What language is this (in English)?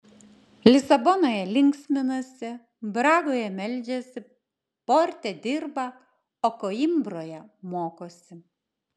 Lithuanian